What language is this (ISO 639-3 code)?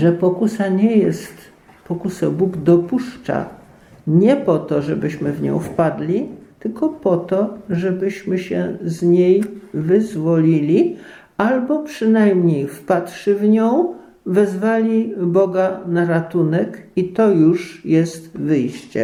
pol